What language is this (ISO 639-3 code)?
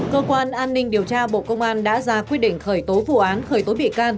vie